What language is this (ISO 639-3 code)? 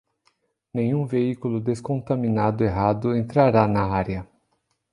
por